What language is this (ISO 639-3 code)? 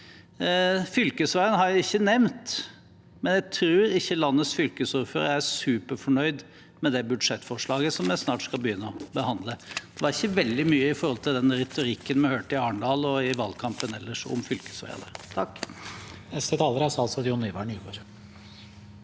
nor